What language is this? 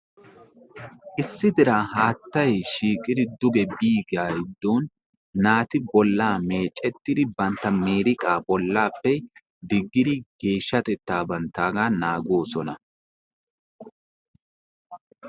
Wolaytta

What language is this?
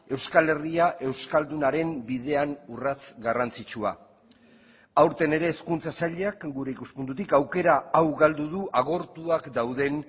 Basque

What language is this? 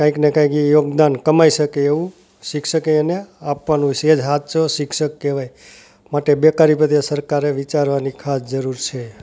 Gujarati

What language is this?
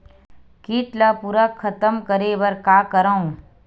Chhattisgarhi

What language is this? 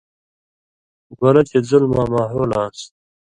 Indus Kohistani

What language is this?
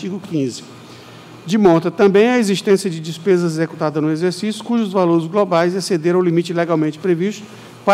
Portuguese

